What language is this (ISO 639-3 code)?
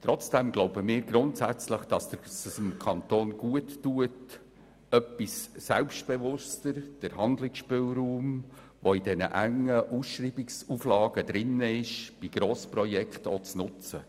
gsw